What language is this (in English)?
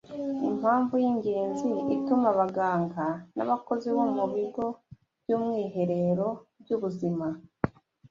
Kinyarwanda